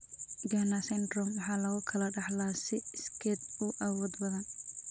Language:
Somali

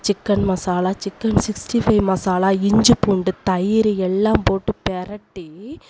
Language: Tamil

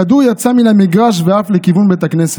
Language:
Hebrew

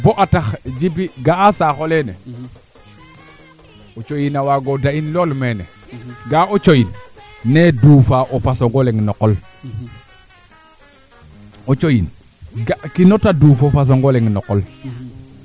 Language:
Serer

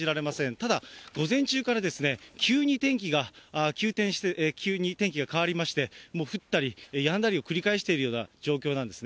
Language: Japanese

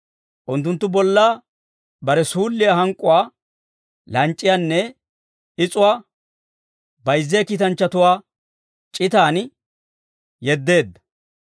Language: Dawro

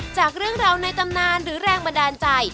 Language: Thai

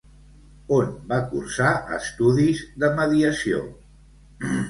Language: Catalan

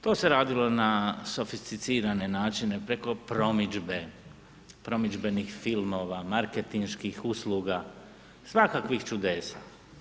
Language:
Croatian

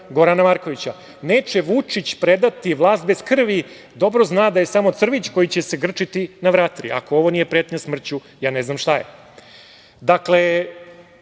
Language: Serbian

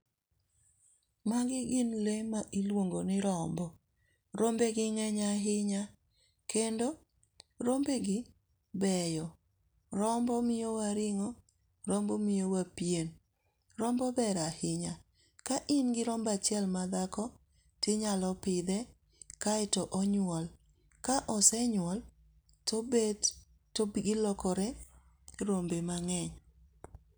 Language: Luo (Kenya and Tanzania)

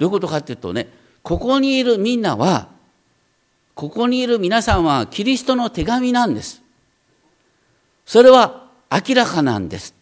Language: Japanese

